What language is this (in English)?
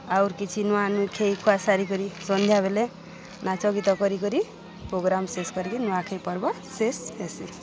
Odia